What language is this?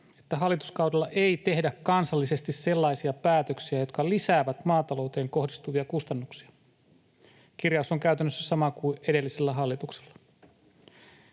Finnish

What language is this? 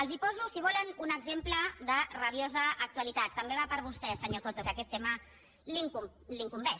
Catalan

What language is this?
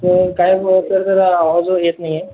Marathi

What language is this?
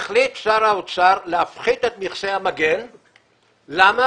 Hebrew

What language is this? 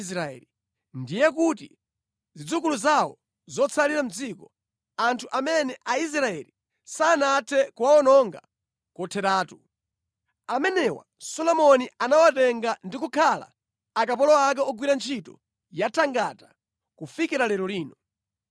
Nyanja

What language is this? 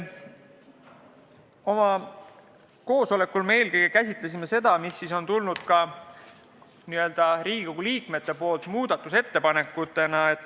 Estonian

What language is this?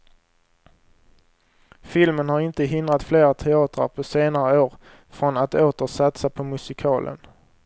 Swedish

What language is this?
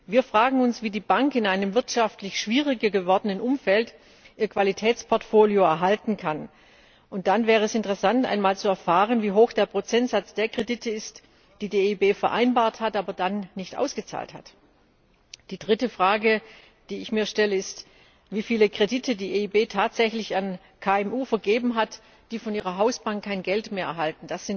German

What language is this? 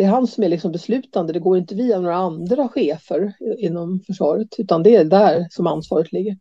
Swedish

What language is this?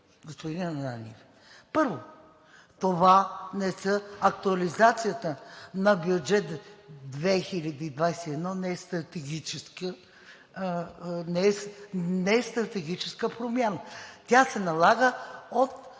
Bulgarian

